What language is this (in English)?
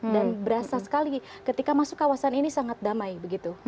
Indonesian